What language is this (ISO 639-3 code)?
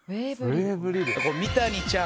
jpn